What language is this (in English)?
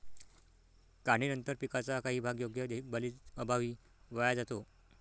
Marathi